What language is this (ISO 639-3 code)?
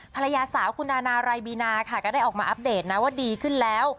tha